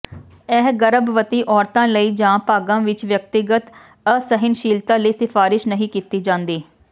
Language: Punjabi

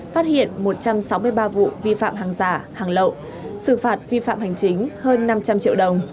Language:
Vietnamese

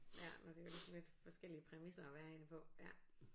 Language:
Danish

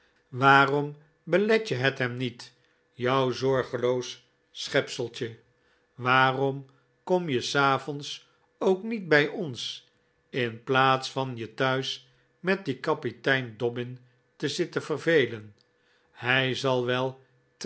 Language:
Dutch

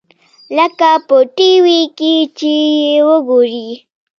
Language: Pashto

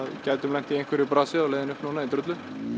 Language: Icelandic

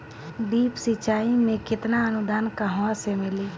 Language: Bhojpuri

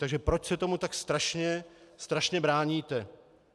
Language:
Czech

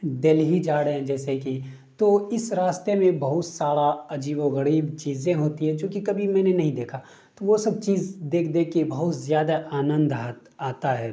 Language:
Urdu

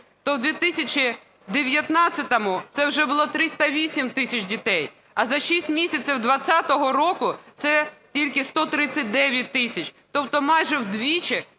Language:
Ukrainian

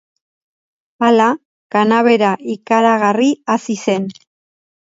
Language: Basque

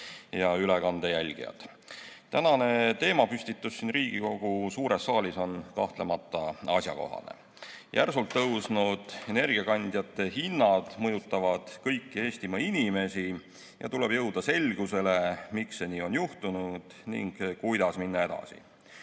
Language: Estonian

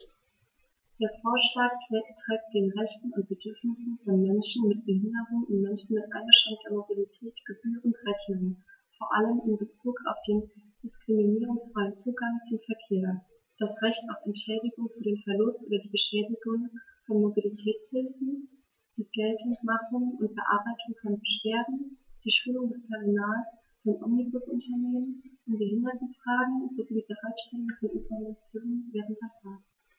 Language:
German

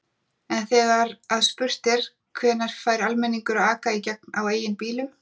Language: Icelandic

